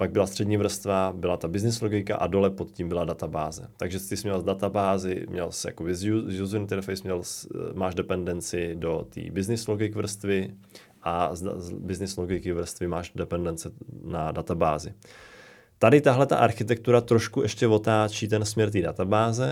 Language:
Czech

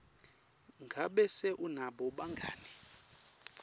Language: Swati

